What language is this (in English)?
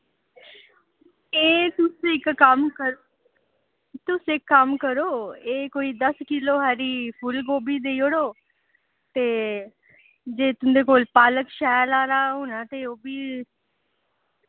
Dogri